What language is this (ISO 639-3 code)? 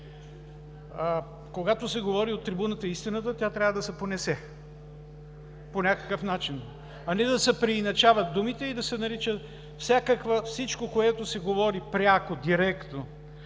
bul